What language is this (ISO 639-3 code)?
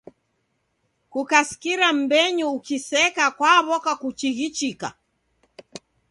dav